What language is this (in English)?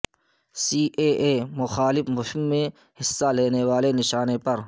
Urdu